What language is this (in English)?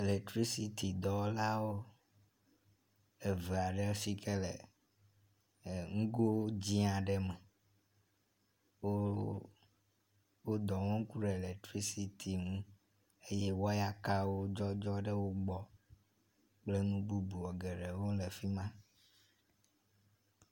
Ewe